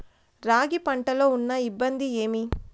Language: Telugu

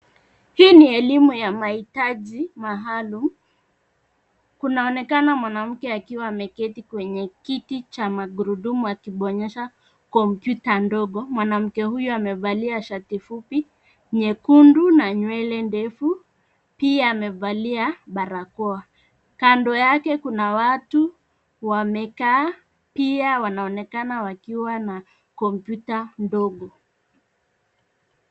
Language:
Swahili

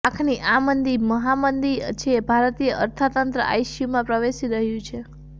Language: Gujarati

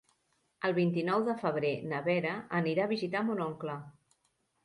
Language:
Catalan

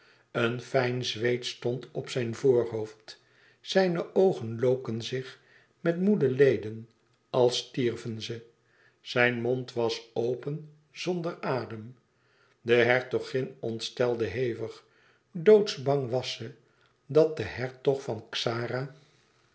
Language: Dutch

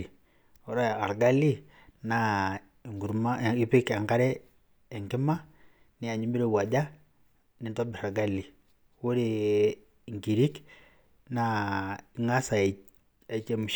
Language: Masai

